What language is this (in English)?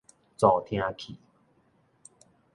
Min Nan Chinese